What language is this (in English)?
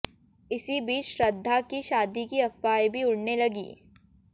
Hindi